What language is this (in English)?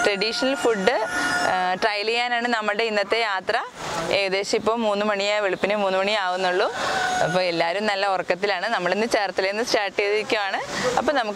English